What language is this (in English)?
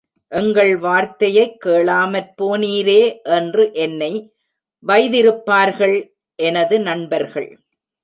Tamil